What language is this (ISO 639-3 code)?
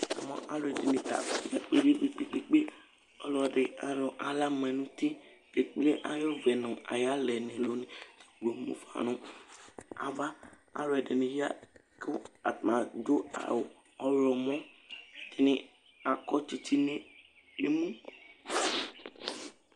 kpo